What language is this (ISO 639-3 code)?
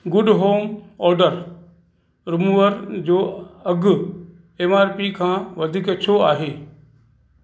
snd